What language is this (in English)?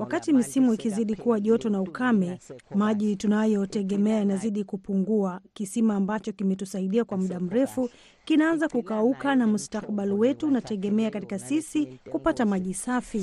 Swahili